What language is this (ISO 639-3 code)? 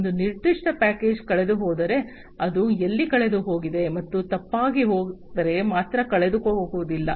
kan